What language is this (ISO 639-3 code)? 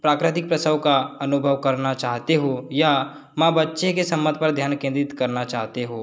hin